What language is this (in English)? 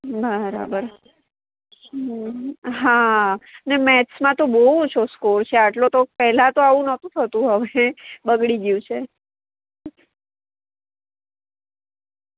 Gujarati